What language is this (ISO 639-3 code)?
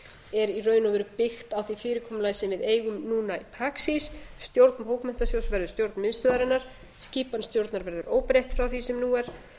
isl